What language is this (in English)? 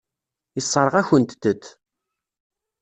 Kabyle